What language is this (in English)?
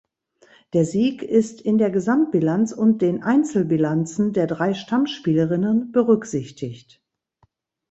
German